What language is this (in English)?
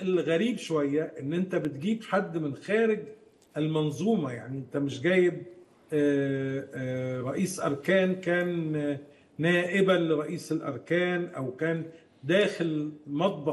Arabic